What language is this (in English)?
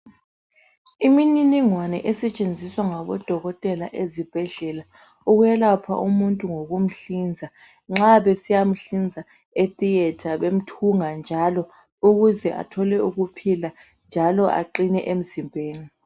North Ndebele